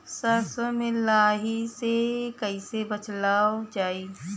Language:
Bhojpuri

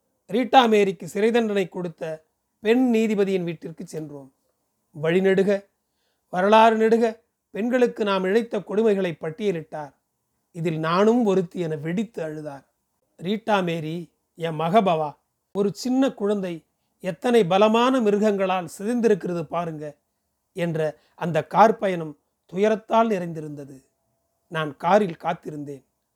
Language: Tamil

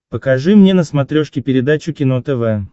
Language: Russian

